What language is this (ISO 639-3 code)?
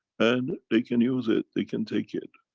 eng